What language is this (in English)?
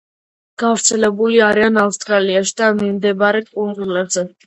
Georgian